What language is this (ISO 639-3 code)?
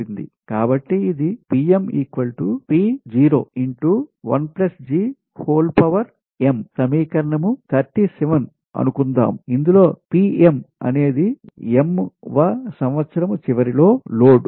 tel